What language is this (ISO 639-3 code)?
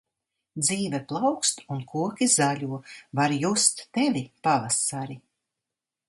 lav